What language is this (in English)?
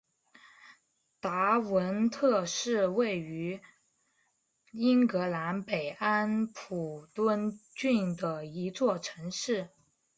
Chinese